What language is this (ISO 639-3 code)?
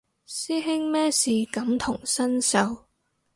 yue